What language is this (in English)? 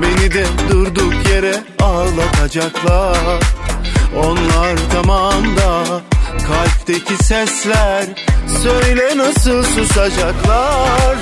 Turkish